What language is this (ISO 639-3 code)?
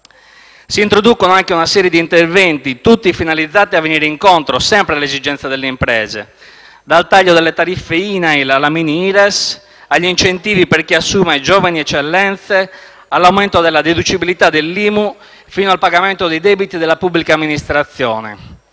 ita